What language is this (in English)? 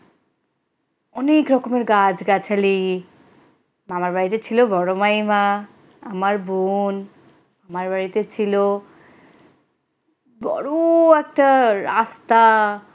Bangla